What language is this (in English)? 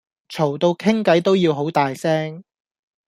Cantonese